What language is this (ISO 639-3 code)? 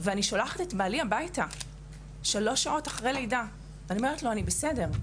heb